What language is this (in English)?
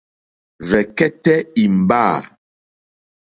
Mokpwe